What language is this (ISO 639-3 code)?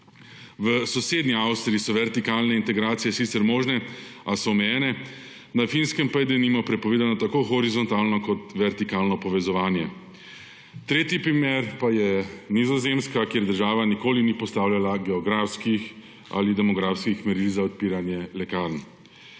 slv